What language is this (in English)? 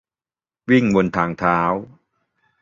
Thai